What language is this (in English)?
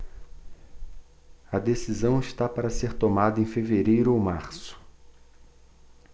Portuguese